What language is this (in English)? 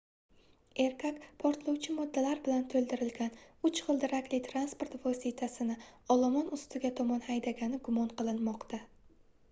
Uzbek